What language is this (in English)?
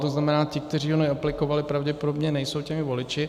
Czech